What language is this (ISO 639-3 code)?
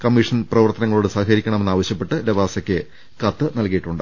mal